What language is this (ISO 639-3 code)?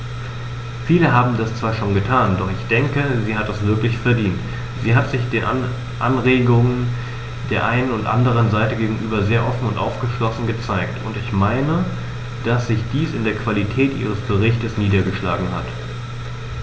deu